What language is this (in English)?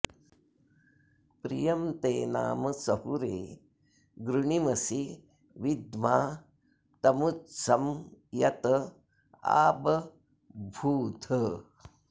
Sanskrit